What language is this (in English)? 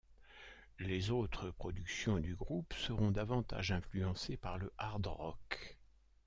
French